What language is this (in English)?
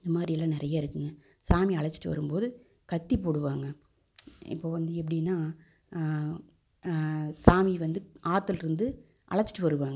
Tamil